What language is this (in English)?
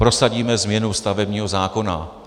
Czech